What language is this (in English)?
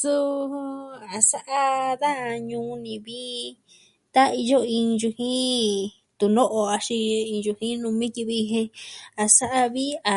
Southwestern Tlaxiaco Mixtec